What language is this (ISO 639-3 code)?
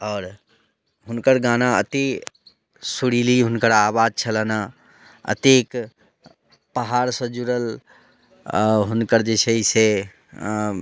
mai